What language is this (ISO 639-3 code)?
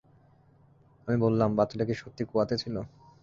ben